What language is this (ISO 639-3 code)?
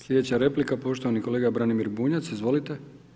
hrv